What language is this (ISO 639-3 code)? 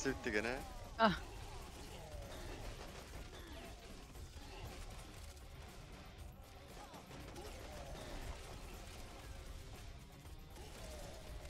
tur